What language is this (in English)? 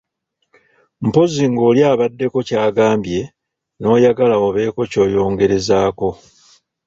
Ganda